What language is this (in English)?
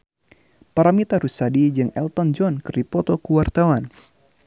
Sundanese